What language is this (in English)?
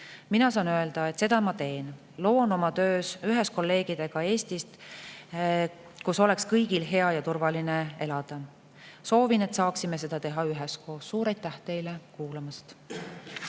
Estonian